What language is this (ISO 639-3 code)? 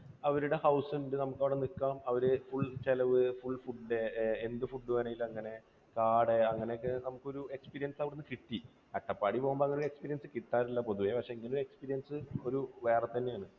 mal